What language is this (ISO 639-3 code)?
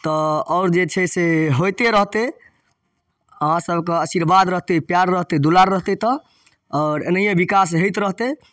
mai